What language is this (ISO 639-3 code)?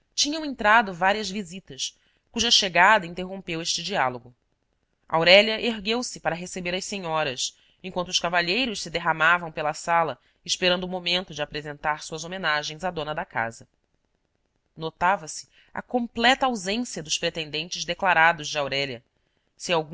por